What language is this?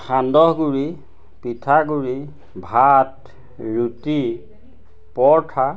Assamese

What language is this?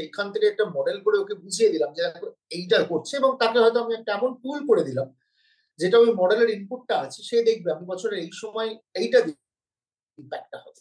Bangla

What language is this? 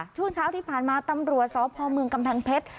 Thai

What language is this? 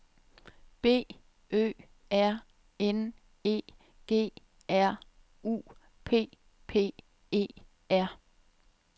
Danish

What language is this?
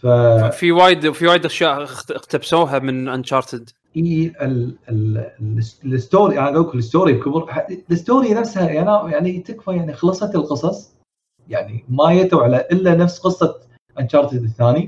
Arabic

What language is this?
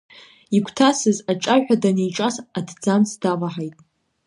Abkhazian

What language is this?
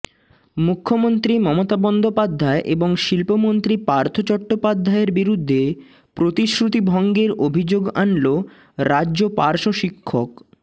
Bangla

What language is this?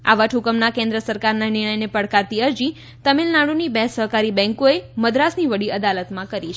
Gujarati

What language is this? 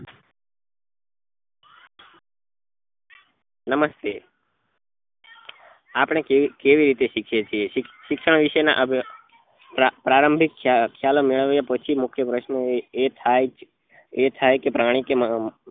Gujarati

